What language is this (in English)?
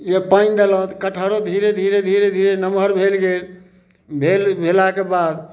Maithili